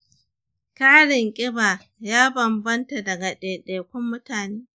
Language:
Hausa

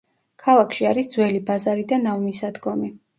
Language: Georgian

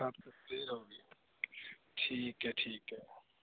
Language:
Punjabi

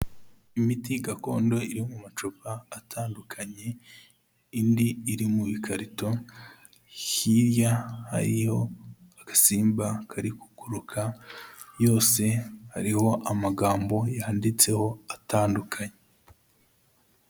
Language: Kinyarwanda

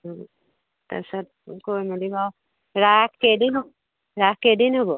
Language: Assamese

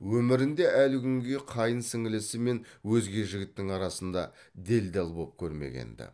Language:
Kazakh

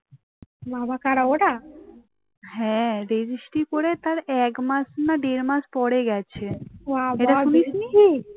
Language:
Bangla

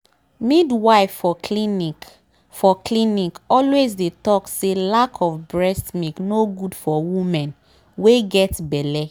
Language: Nigerian Pidgin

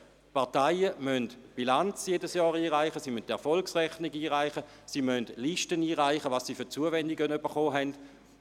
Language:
Swiss German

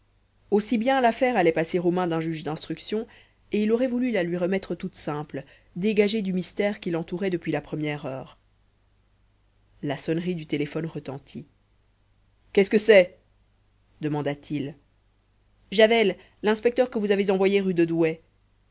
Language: French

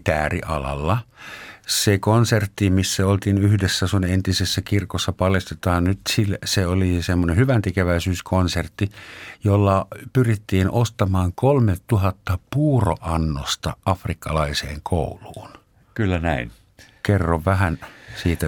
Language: Finnish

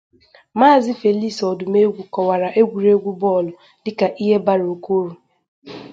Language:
Igbo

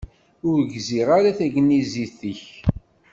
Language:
Kabyle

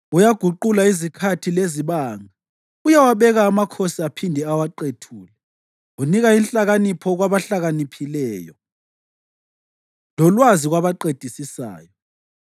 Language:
North Ndebele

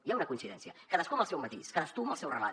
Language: Catalan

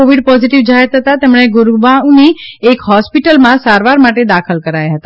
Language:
Gujarati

